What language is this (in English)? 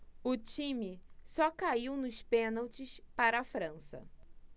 Portuguese